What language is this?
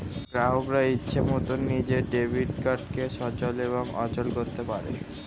Bangla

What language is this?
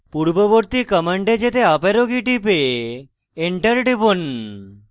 Bangla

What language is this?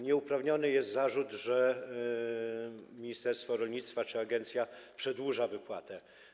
Polish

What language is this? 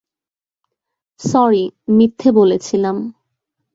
Bangla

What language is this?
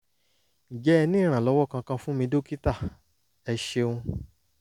Yoruba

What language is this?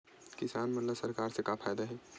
Chhattisgarhi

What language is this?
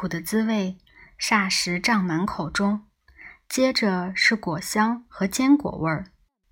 Chinese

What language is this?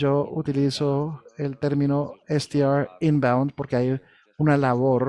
Spanish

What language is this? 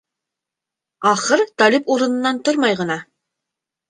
Bashkir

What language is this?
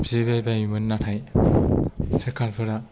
Bodo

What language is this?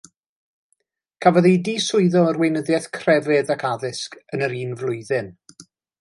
Welsh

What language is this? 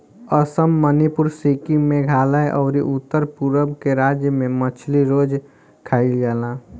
Bhojpuri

